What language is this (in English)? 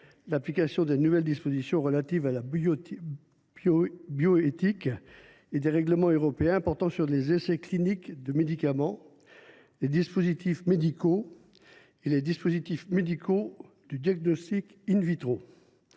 French